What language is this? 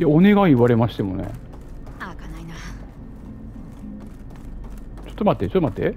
Japanese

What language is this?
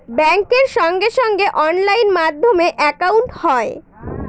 Bangla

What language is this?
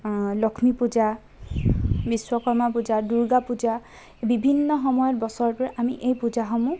Assamese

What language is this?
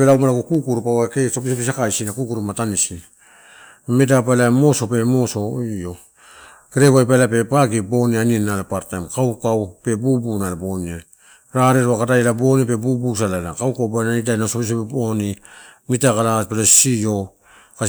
Torau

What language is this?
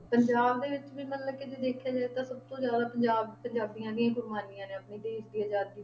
Punjabi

